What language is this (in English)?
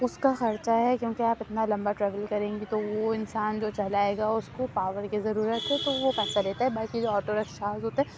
Urdu